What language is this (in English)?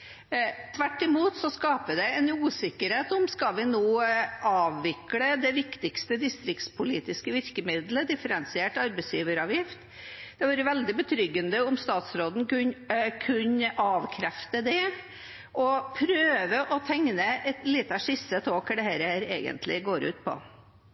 Norwegian Bokmål